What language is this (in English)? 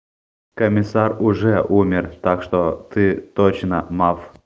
Russian